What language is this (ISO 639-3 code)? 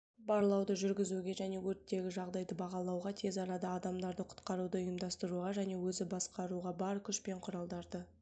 kaz